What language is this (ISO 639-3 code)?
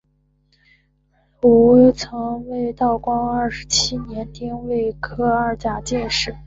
zho